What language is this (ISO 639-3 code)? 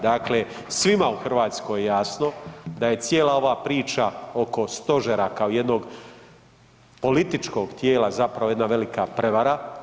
hrv